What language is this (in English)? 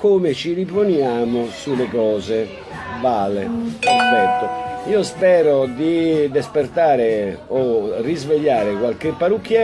Italian